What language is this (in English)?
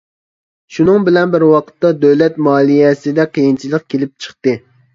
Uyghur